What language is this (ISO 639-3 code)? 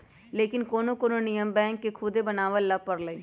mag